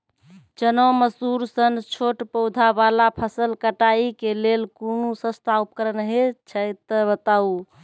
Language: Maithili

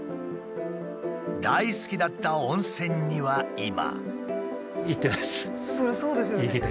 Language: Japanese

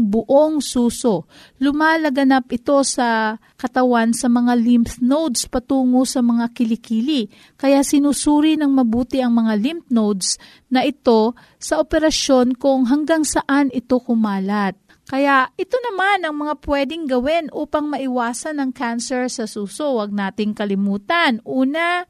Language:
Filipino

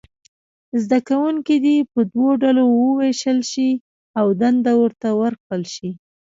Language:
Pashto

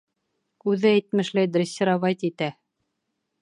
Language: Bashkir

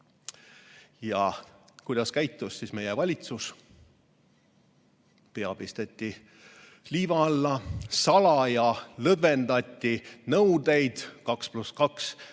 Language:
Estonian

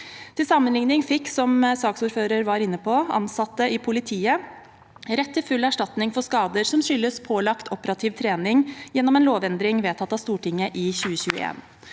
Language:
Norwegian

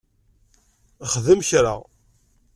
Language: Kabyle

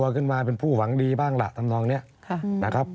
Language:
Thai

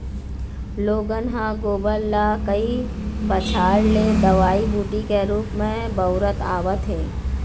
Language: Chhattisgarhi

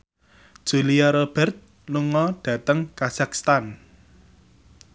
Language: Javanese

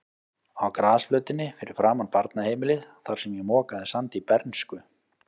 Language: Icelandic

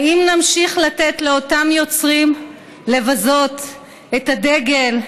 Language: Hebrew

